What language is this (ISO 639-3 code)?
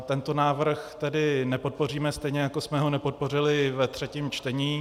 ces